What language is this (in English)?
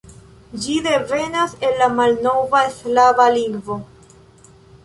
Esperanto